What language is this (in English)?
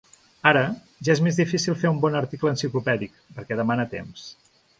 Catalan